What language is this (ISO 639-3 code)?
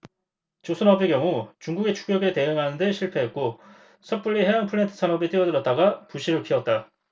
kor